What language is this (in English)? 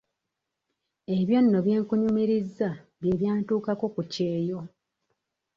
Ganda